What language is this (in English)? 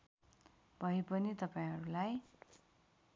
Nepali